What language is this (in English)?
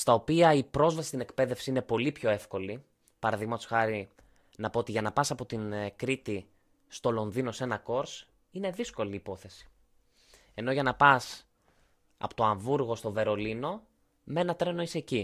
Greek